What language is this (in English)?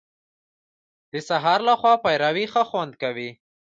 Pashto